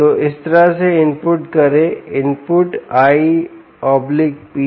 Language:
Hindi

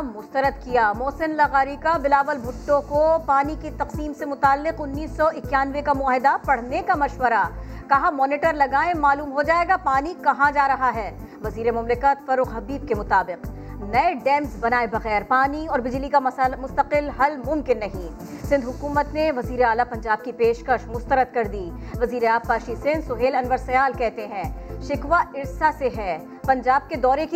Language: Urdu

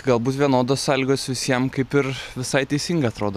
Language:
Lithuanian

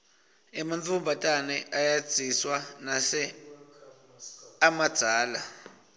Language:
Swati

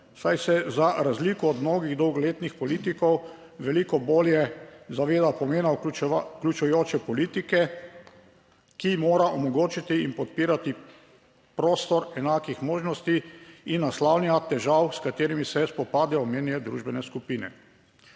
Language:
Slovenian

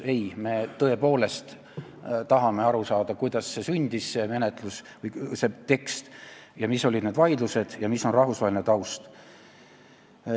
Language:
Estonian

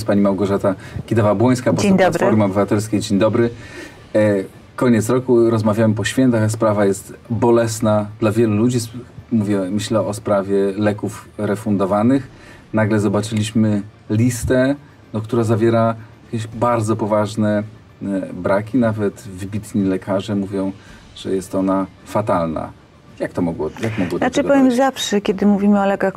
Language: Polish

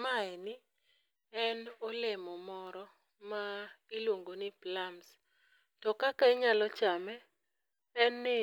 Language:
Luo (Kenya and Tanzania)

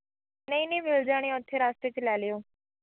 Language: Punjabi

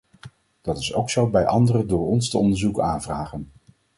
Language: Dutch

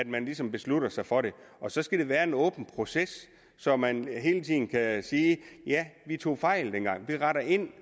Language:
Danish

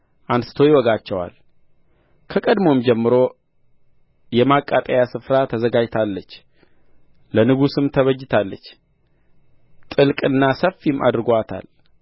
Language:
Amharic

